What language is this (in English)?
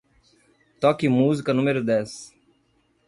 Portuguese